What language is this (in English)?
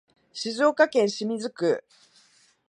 Japanese